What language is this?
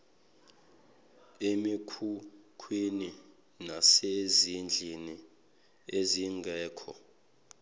Zulu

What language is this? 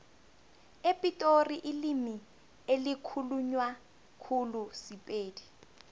South Ndebele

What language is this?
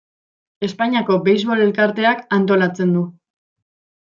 Basque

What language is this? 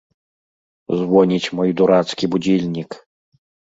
Belarusian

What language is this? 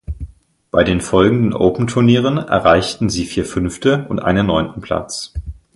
German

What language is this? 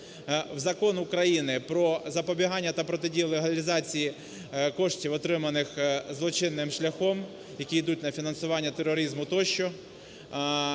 Ukrainian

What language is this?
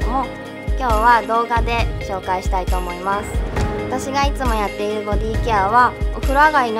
Japanese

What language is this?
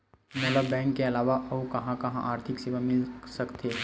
Chhattisgarhi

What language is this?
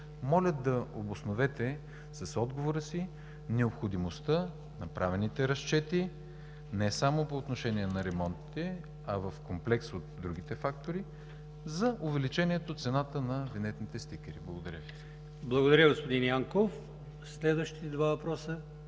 Bulgarian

